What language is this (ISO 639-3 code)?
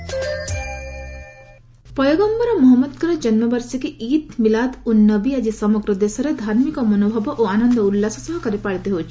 ori